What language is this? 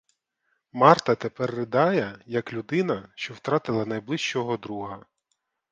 Ukrainian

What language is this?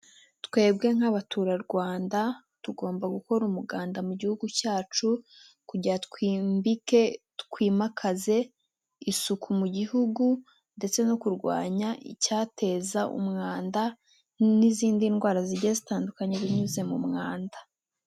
Kinyarwanda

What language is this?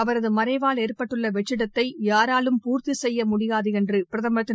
Tamil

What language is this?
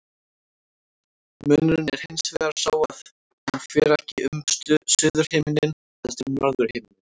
Icelandic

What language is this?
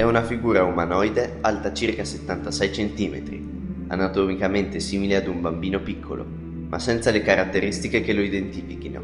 Italian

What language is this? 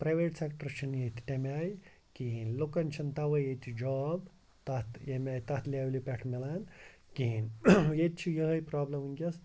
Kashmiri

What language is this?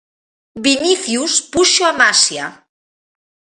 Galician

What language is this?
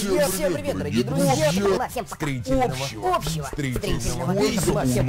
Russian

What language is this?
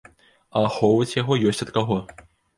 Belarusian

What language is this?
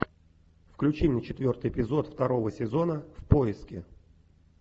Russian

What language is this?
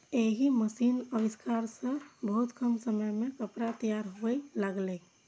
Maithili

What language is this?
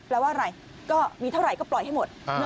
Thai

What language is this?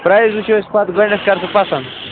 Kashmiri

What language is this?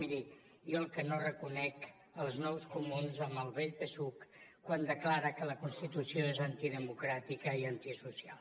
Catalan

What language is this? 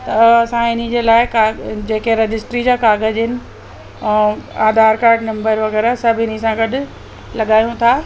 Sindhi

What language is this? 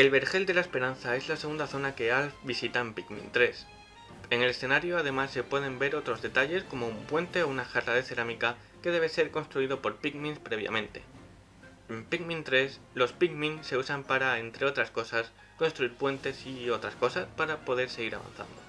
Spanish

